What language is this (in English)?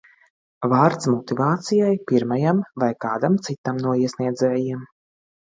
Latvian